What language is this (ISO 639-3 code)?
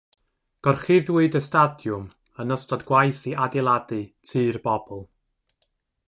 cym